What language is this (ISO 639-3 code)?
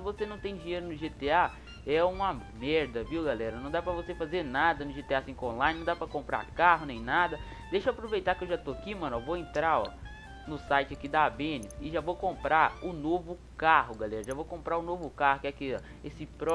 por